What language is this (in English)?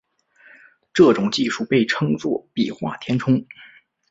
Chinese